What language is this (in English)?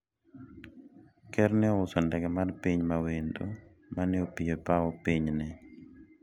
Luo (Kenya and Tanzania)